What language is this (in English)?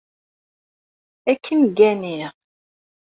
Kabyle